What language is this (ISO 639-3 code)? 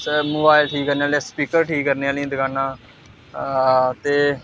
doi